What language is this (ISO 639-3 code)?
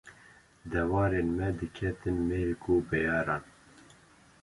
kur